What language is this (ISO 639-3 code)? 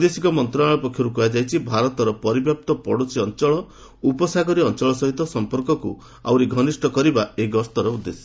ori